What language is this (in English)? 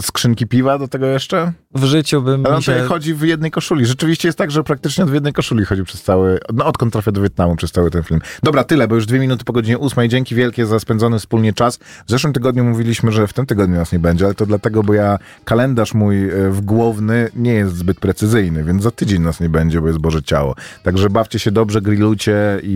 Polish